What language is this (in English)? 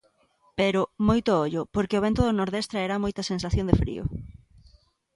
Galician